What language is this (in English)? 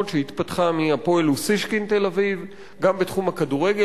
Hebrew